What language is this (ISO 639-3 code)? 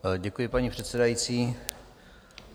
ces